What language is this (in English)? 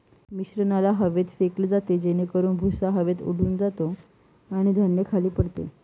Marathi